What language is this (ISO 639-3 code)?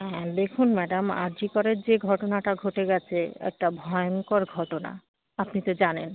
ben